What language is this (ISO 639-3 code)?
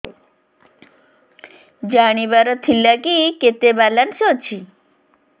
ori